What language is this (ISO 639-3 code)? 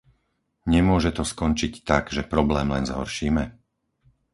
slk